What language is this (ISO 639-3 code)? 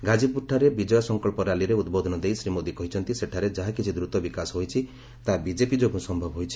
ori